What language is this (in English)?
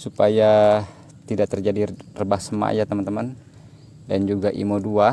Indonesian